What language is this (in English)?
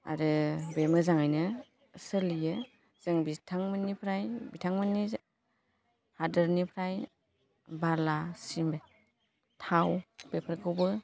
Bodo